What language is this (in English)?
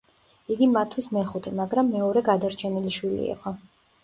Georgian